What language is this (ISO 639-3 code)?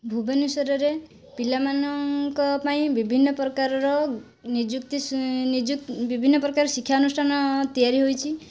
ori